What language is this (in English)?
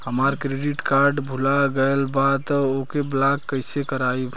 Bhojpuri